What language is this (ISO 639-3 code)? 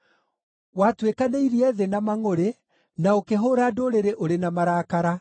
kik